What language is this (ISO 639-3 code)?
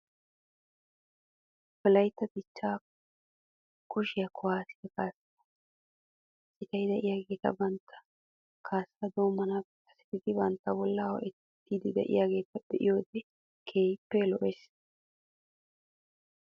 wal